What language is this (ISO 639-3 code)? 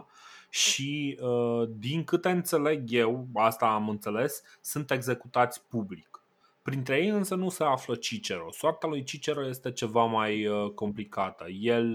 ron